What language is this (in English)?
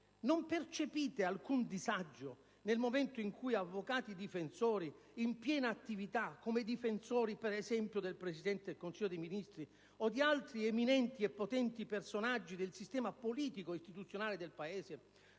Italian